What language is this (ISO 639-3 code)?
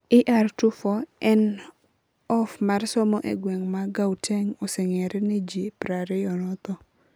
luo